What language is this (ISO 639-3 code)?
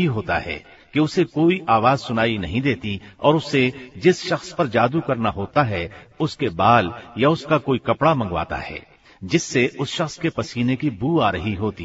hin